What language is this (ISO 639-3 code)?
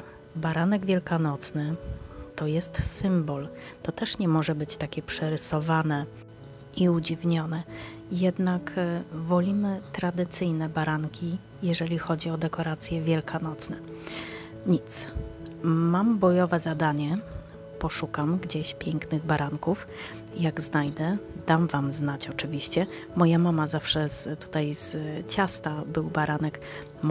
pol